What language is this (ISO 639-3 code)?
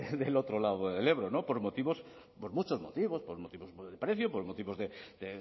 spa